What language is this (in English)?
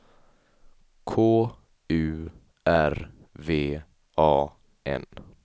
Swedish